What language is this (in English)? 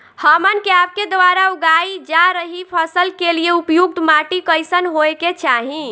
Bhojpuri